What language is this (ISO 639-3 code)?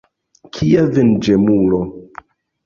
epo